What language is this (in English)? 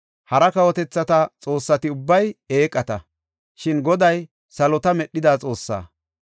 Gofa